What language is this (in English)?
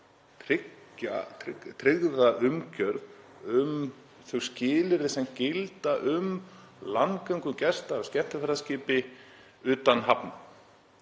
Icelandic